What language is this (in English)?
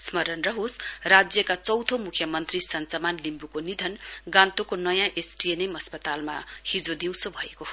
Nepali